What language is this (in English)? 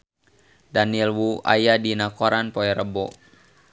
Sundanese